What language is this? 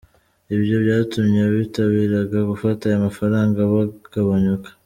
Kinyarwanda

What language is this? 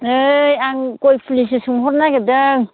Bodo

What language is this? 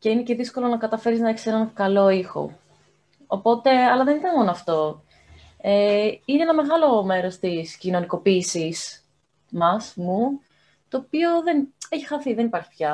Greek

